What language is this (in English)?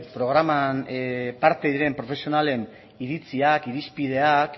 Basque